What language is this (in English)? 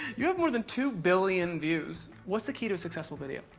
English